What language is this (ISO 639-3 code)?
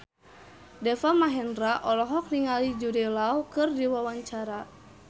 sun